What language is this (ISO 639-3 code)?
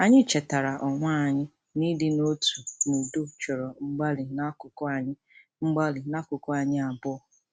ibo